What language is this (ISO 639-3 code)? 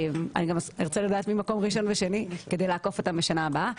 heb